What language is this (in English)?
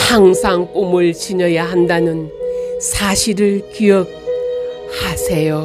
Korean